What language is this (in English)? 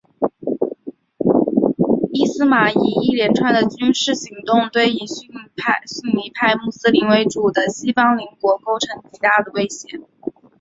Chinese